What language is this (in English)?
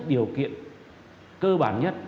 Vietnamese